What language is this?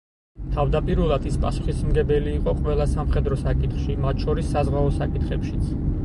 Georgian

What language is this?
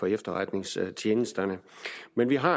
Danish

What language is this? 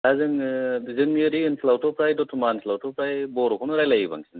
Bodo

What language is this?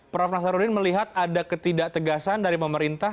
Indonesian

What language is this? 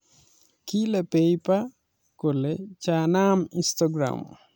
Kalenjin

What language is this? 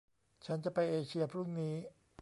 Thai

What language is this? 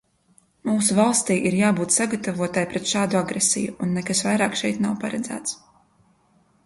Latvian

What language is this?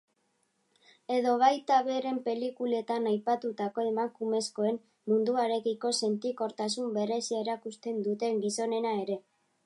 Basque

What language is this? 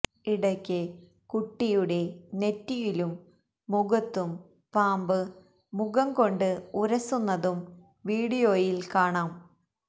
Malayalam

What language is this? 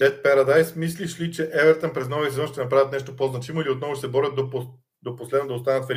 Bulgarian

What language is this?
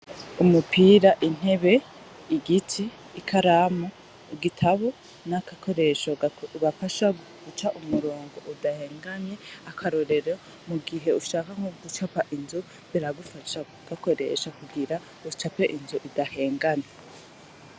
Rundi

